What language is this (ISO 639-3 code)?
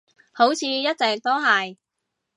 yue